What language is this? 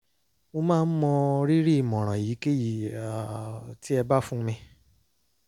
Yoruba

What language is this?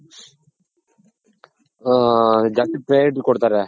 Kannada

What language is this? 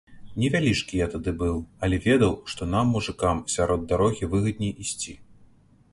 Belarusian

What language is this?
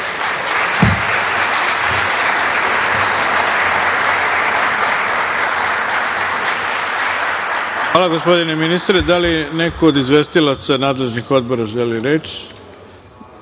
Serbian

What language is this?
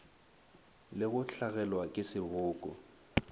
Northern Sotho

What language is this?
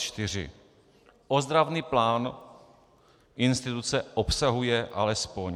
Czech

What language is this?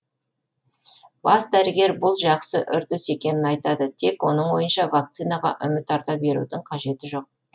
Kazakh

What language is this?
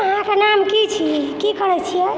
Maithili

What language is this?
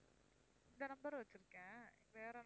Tamil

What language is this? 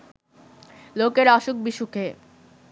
Bangla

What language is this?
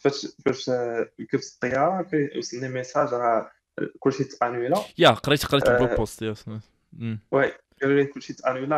Arabic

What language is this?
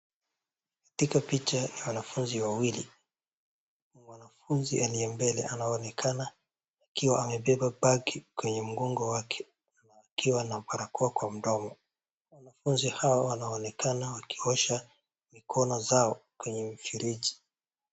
Swahili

